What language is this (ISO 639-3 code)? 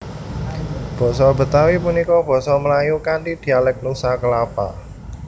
jav